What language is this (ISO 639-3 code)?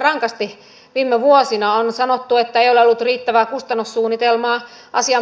fin